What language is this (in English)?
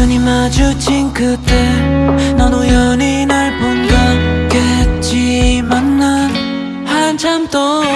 Korean